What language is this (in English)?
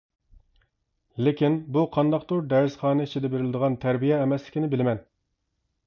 Uyghur